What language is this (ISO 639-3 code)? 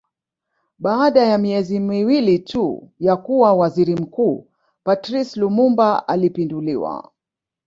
swa